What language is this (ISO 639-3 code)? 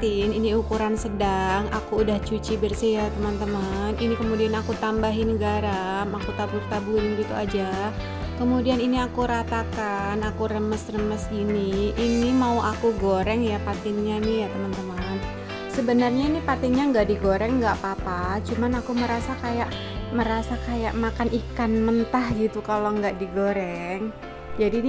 ind